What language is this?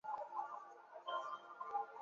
Chinese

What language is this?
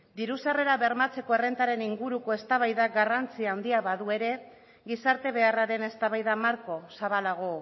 Basque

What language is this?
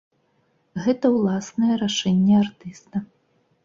Belarusian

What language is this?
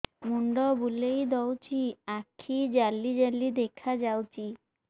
Odia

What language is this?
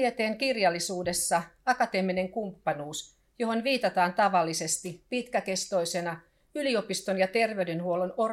Finnish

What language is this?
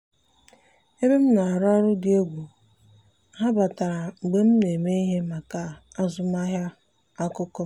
Igbo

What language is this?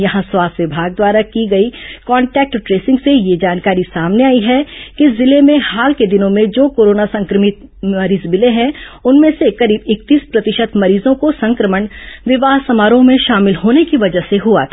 Hindi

